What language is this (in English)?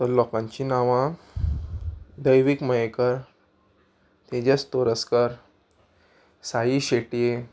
Konkani